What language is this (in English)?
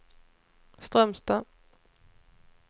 Swedish